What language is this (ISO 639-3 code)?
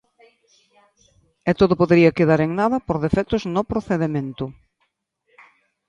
glg